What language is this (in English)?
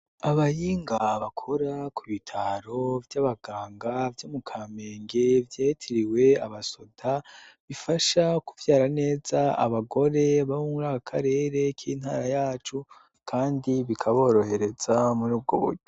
Rundi